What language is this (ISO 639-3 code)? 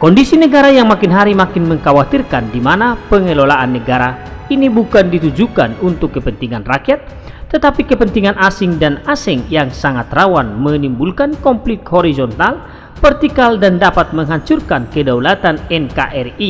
ind